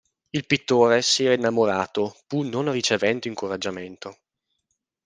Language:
Italian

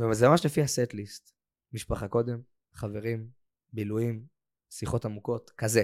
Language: Hebrew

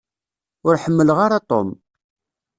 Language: Kabyle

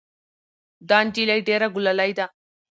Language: Pashto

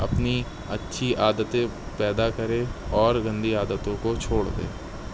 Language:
Urdu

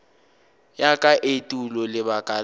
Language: Northern Sotho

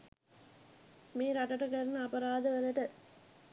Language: Sinhala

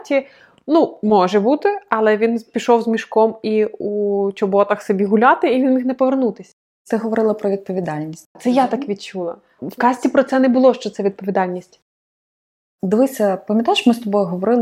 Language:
Ukrainian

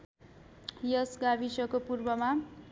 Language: Nepali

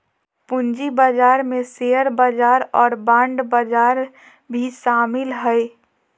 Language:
Magahi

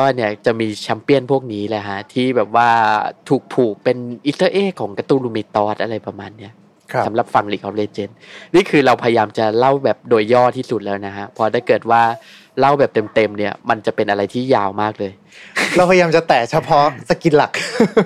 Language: Thai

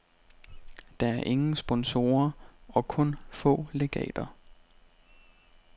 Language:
Danish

